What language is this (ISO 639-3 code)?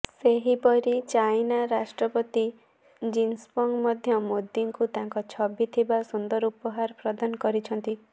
ori